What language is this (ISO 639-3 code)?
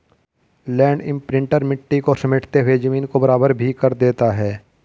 hin